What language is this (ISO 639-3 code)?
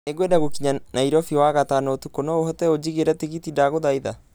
kik